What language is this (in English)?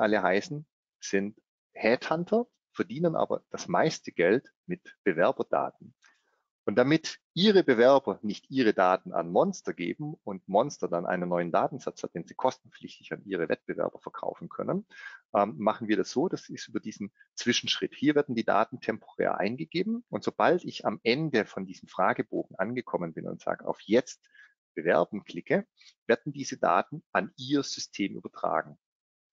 German